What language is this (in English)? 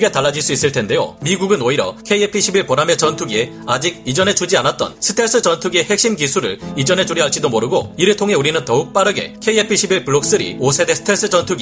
Korean